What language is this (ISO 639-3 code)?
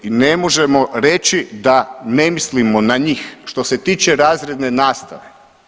hrv